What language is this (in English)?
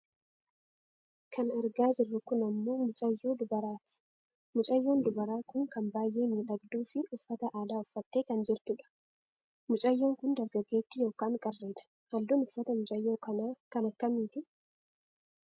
Oromo